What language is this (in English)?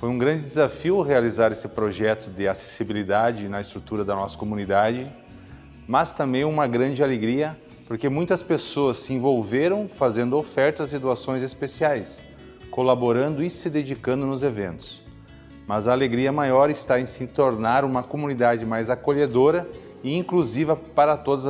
Portuguese